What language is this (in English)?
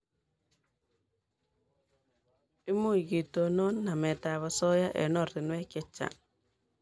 Kalenjin